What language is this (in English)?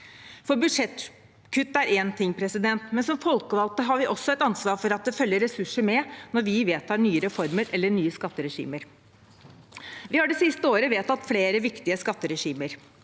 Norwegian